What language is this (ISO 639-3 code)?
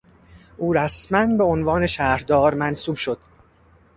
fas